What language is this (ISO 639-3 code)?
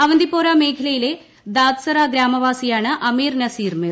mal